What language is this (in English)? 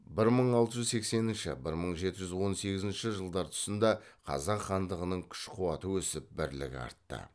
Kazakh